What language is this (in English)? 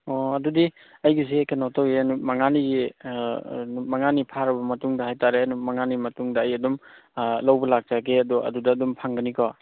Manipuri